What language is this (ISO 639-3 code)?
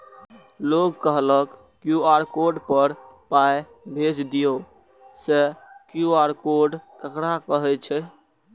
mai